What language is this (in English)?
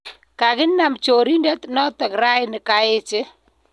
Kalenjin